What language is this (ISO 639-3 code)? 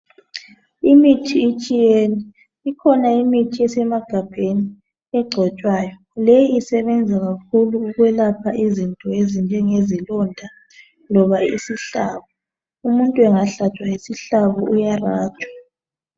nde